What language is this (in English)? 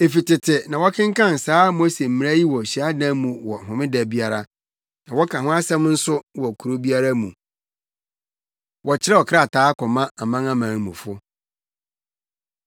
Akan